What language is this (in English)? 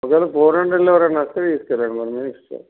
Telugu